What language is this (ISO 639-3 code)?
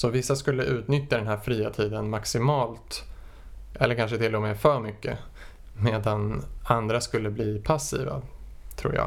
swe